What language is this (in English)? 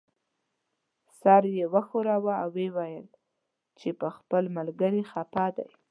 Pashto